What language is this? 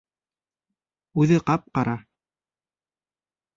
Bashkir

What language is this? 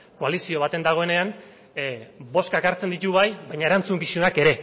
Basque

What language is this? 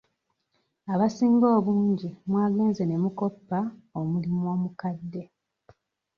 Ganda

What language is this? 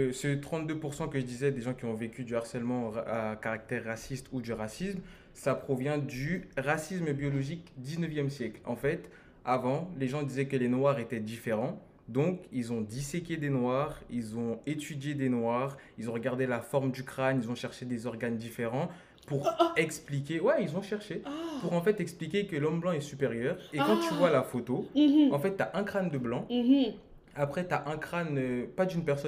French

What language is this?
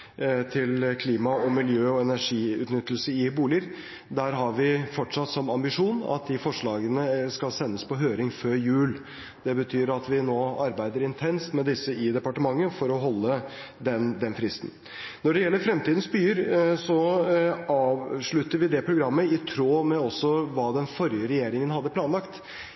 Norwegian Bokmål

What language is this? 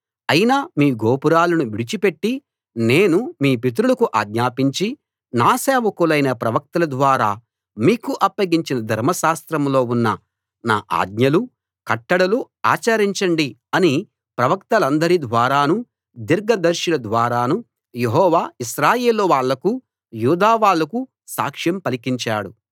Telugu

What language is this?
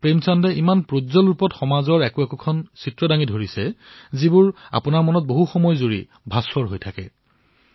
Assamese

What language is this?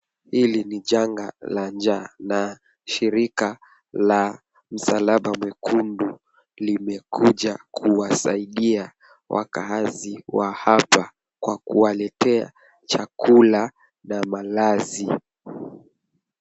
Swahili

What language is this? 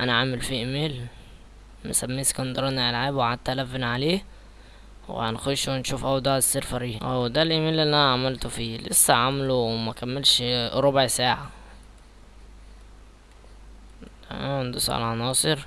Arabic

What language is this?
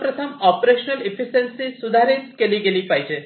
Marathi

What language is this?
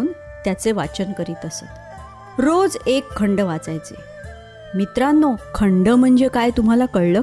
Marathi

